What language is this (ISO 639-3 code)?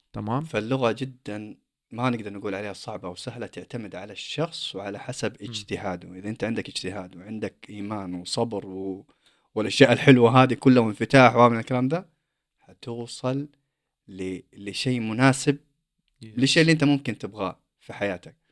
ara